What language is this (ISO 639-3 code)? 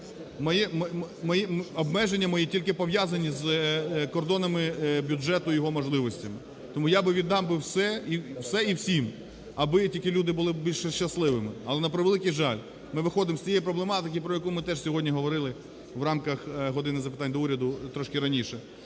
ukr